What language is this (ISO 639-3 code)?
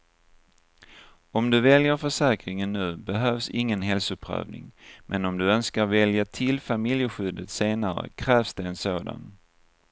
swe